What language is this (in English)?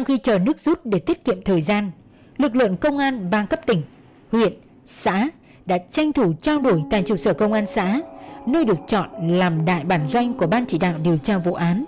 Vietnamese